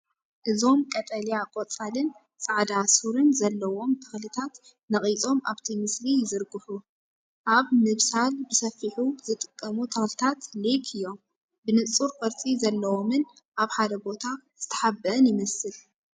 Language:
Tigrinya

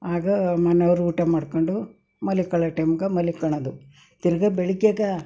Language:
Kannada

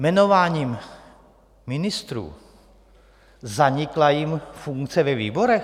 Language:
Czech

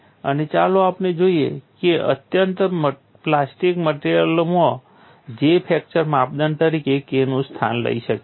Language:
Gujarati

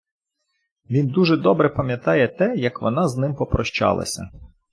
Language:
Ukrainian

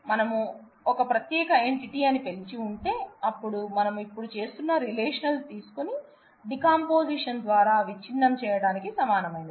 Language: Telugu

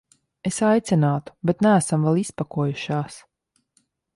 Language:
Latvian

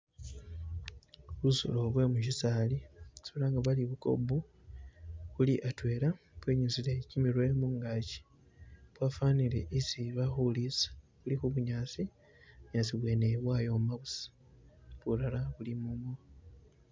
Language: Masaaba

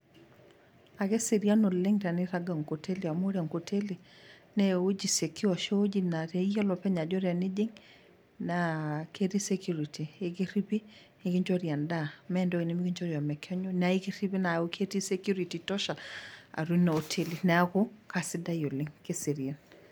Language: Masai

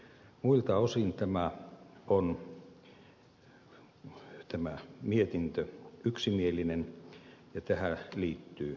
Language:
Finnish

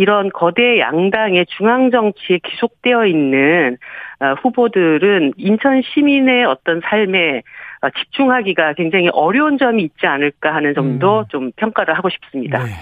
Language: Korean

